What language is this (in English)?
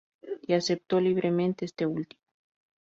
Spanish